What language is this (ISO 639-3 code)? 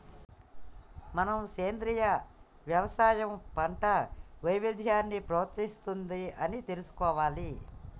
tel